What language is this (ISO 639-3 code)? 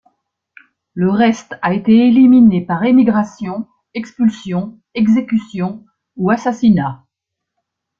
fra